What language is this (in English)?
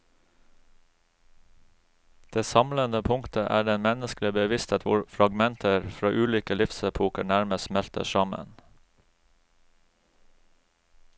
Norwegian